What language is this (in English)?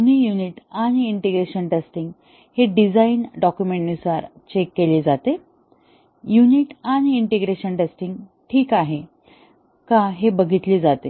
Marathi